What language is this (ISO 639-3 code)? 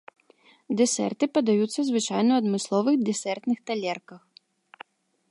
bel